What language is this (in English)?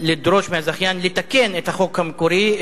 Hebrew